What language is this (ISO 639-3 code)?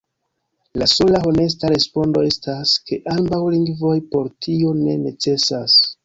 epo